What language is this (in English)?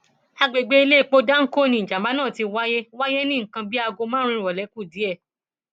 Yoruba